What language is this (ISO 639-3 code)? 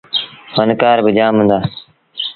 sbn